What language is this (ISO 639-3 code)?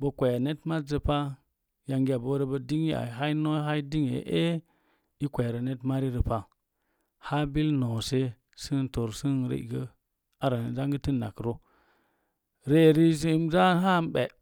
ver